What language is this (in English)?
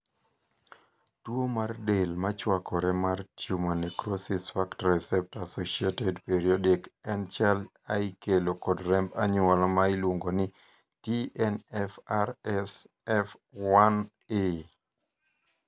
Luo (Kenya and Tanzania)